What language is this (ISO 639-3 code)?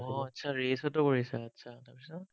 asm